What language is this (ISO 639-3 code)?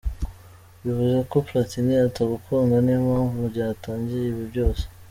kin